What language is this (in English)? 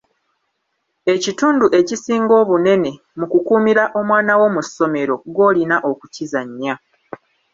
Ganda